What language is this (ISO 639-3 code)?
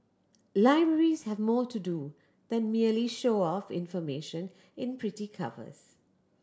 eng